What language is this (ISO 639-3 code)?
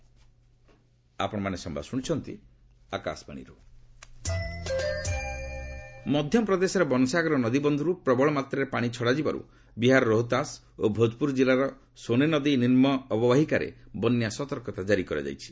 ori